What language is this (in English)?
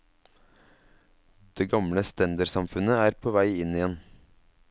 Norwegian